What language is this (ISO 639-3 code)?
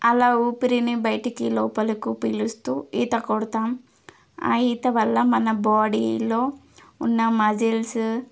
tel